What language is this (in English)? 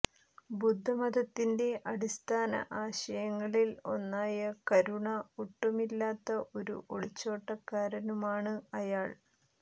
Malayalam